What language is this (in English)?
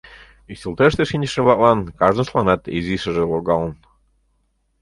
Mari